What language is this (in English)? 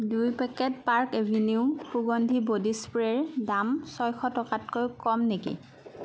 Assamese